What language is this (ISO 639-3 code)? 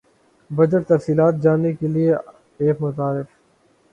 urd